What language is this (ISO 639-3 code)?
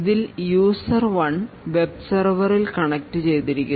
mal